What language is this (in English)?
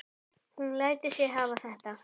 Icelandic